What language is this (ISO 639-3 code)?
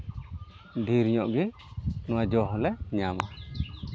sat